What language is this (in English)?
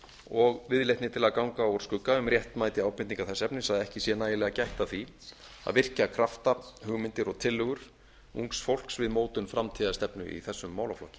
Icelandic